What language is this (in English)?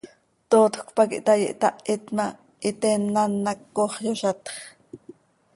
Seri